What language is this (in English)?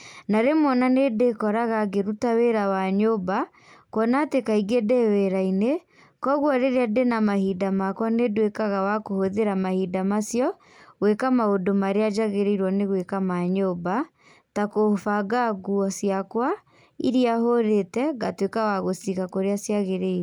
Kikuyu